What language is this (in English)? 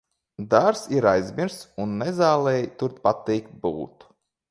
Latvian